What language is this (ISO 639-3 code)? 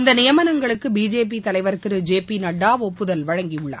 tam